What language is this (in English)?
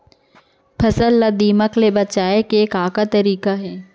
Chhattisgarhi